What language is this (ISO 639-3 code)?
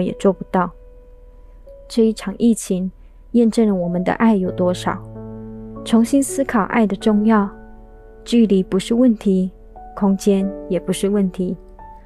zho